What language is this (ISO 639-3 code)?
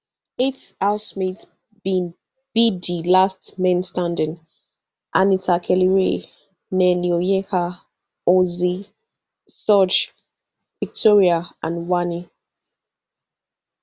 pcm